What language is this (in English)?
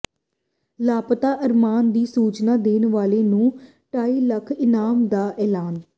Punjabi